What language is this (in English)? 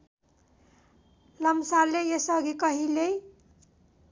Nepali